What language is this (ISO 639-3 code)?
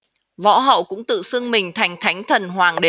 vie